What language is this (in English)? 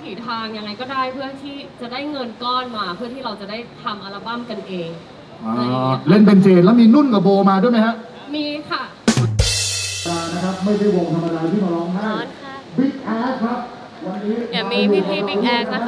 Thai